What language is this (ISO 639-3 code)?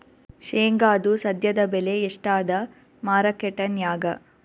kan